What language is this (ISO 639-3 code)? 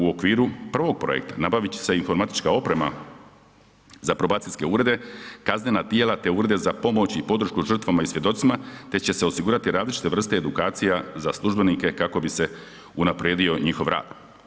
hrv